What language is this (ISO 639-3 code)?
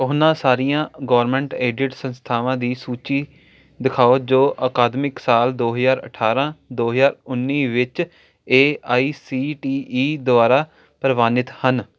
pan